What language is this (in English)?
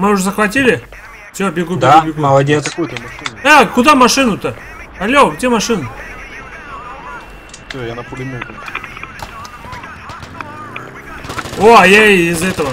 Russian